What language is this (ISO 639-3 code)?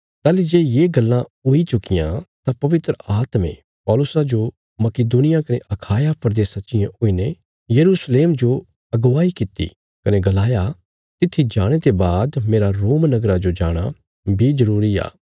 kfs